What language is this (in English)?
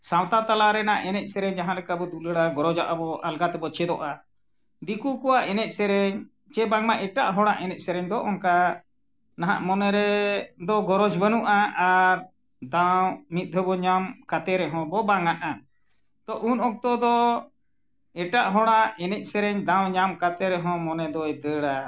Santali